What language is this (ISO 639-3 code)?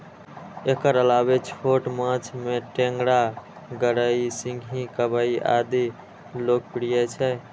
mai